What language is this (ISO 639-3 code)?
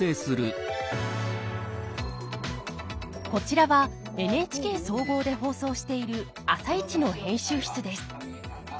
jpn